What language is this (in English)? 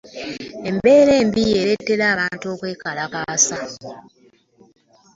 Ganda